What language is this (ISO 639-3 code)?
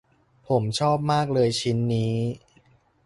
tha